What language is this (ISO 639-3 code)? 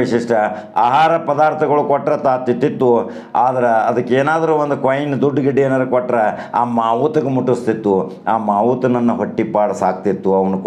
kan